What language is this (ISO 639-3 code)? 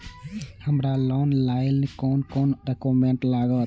mai